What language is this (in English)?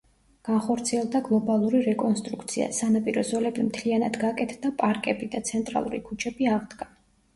Georgian